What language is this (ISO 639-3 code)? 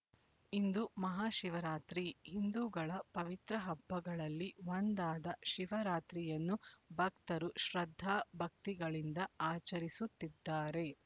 kan